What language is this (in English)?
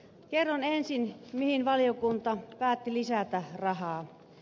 Finnish